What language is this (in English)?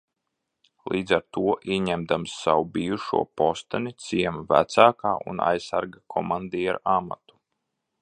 Latvian